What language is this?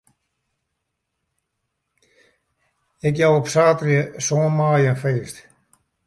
Western Frisian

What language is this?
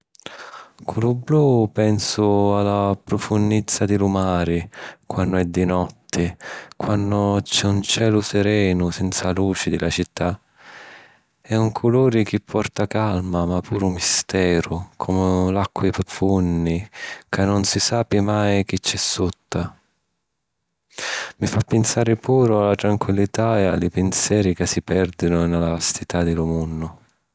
Sicilian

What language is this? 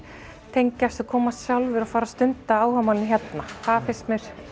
Icelandic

